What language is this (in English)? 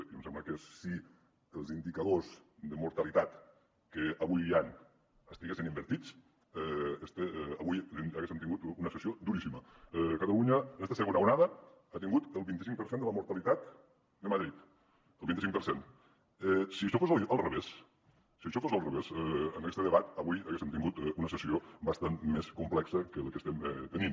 Catalan